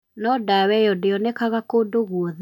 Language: Kikuyu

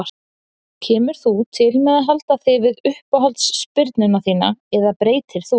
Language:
Icelandic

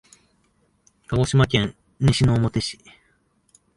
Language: Japanese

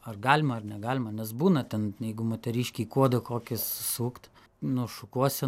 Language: Lithuanian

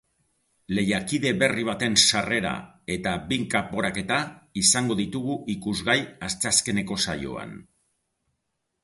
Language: Basque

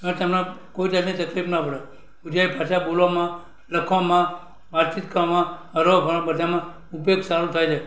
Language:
Gujarati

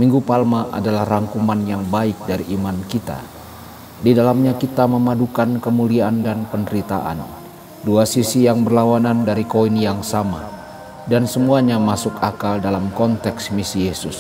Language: Indonesian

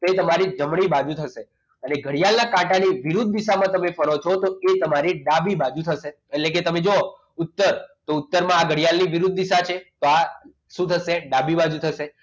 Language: Gujarati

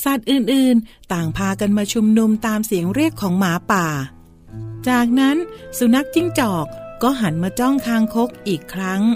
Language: Thai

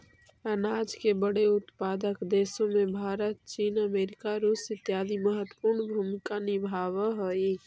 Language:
Magahi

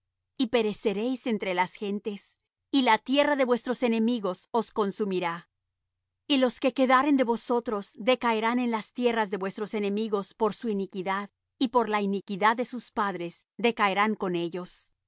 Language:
Spanish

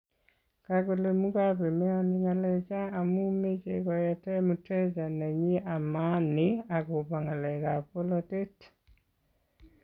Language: Kalenjin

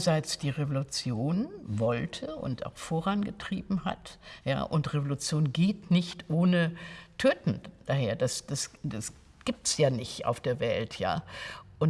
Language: German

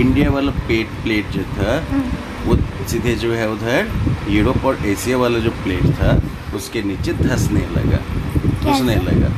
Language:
Hindi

